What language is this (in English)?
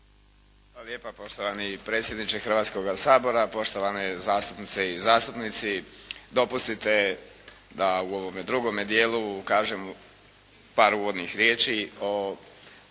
Croatian